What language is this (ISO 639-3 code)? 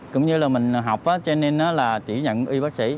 vie